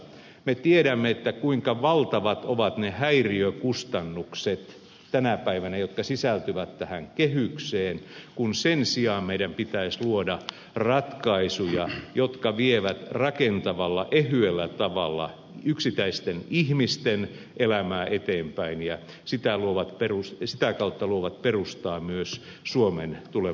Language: Finnish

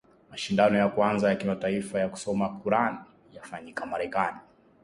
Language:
Swahili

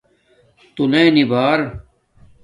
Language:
Domaaki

